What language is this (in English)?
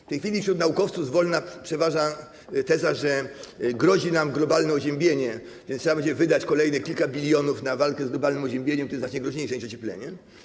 Polish